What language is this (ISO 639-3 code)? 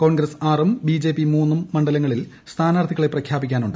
mal